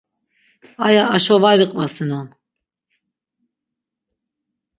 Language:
Laz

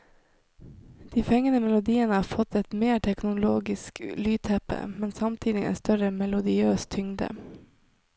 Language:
Norwegian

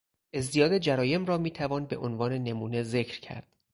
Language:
Persian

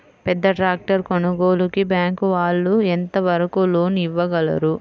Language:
Telugu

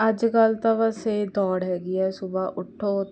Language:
Punjabi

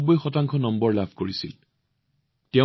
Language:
Assamese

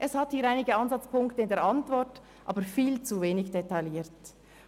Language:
Swiss German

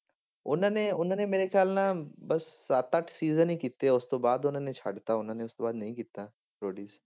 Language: Punjabi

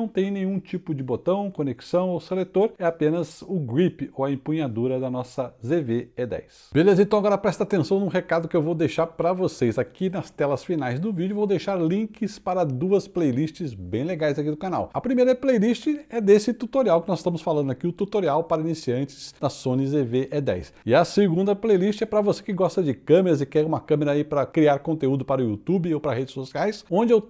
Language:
Portuguese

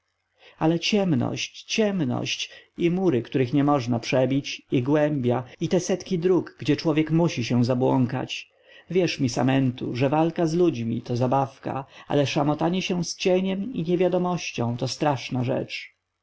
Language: Polish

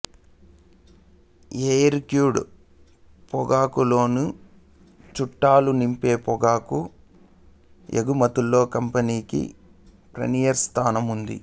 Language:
Telugu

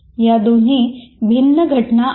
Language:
Marathi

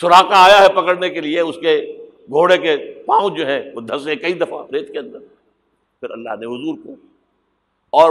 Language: Urdu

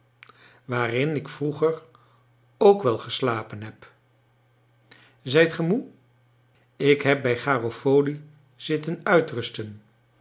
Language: Dutch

